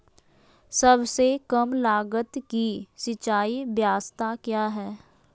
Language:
Magahi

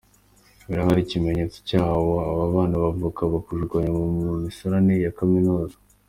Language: Kinyarwanda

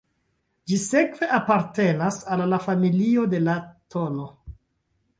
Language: Esperanto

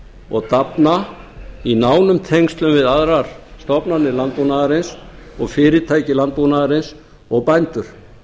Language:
Icelandic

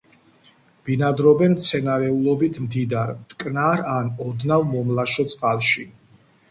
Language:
Georgian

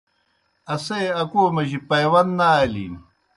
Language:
Kohistani Shina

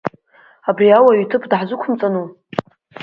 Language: Abkhazian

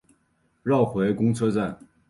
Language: Chinese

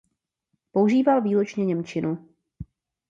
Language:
Czech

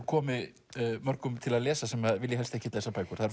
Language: Icelandic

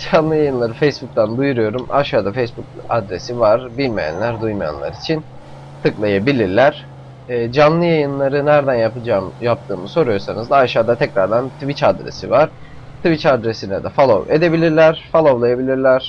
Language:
Turkish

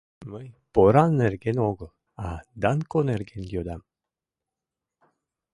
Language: Mari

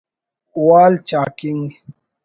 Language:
Brahui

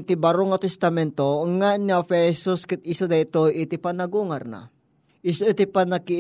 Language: Filipino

